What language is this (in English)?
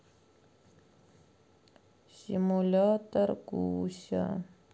Russian